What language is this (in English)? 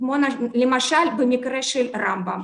Hebrew